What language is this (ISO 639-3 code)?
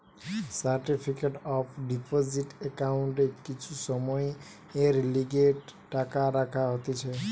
ben